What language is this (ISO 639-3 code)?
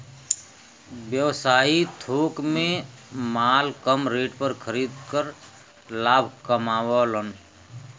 bho